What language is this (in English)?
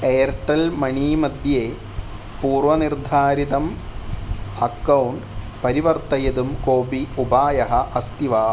Sanskrit